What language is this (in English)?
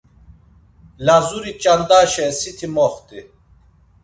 Laz